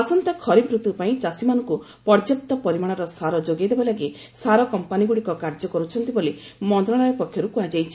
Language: Odia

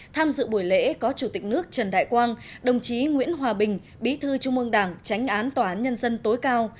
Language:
Vietnamese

